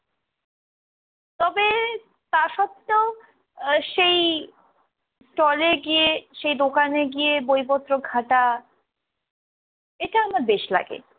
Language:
Bangla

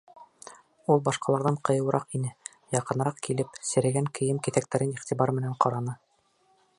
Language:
Bashkir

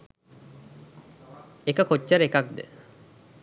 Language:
Sinhala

